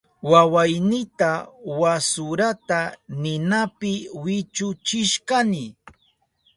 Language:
Southern Pastaza Quechua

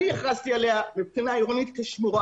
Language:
Hebrew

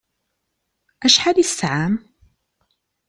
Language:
Kabyle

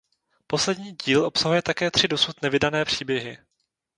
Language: Czech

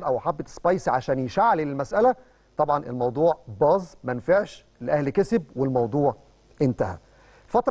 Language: Arabic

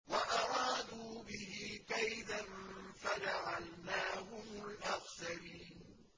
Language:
Arabic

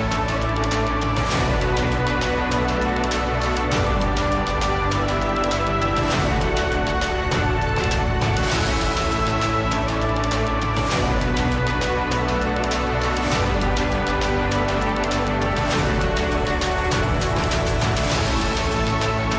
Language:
Indonesian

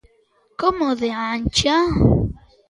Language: Galician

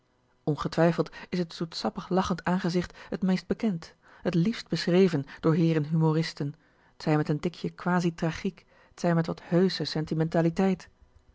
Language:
Dutch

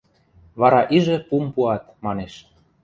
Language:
Western Mari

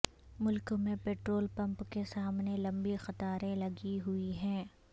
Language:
Urdu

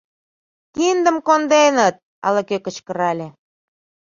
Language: Mari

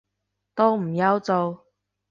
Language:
Cantonese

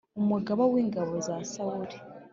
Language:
Kinyarwanda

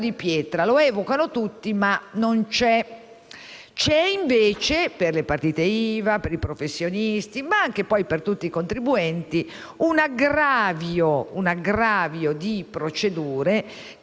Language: Italian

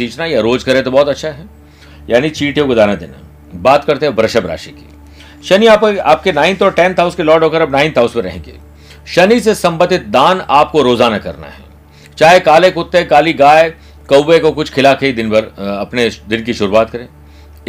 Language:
Hindi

